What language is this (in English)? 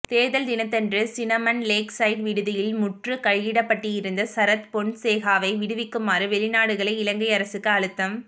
Tamil